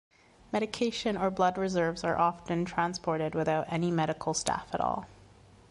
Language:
English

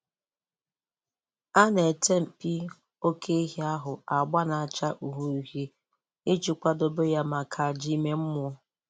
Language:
Igbo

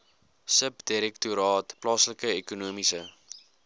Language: Afrikaans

